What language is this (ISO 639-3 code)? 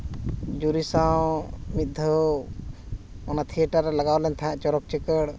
sat